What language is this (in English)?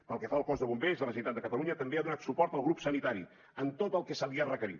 Catalan